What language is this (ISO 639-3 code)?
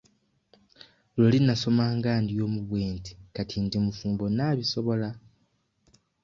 lug